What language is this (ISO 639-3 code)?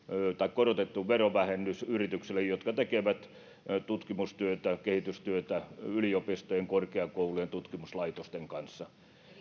fin